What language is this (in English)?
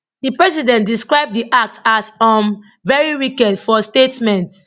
Nigerian Pidgin